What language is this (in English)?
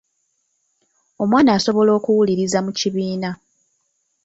Ganda